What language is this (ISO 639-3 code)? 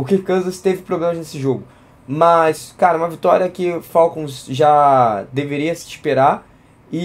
por